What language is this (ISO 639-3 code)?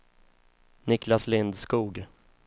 swe